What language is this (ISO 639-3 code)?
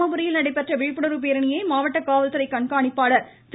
tam